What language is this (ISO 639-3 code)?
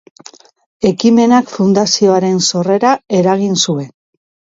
eus